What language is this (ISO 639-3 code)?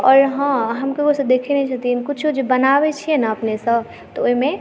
mai